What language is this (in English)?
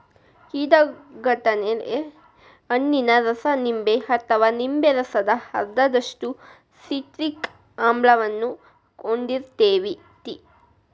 Kannada